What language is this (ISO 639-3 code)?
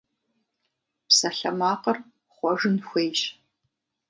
kbd